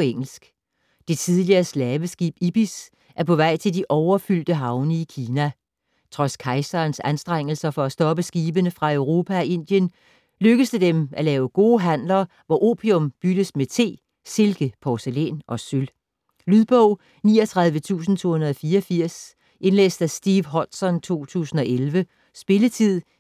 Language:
Danish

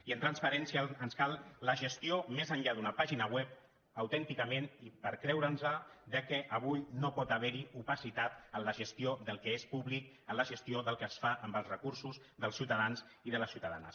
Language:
Catalan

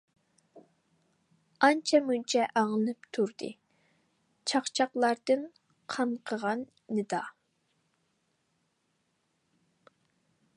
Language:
Uyghur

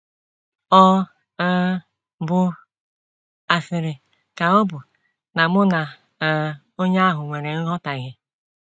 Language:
Igbo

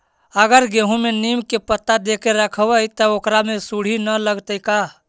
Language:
Magahi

